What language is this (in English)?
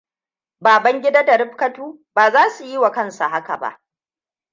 Hausa